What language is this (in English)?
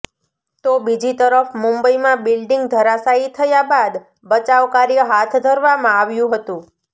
Gujarati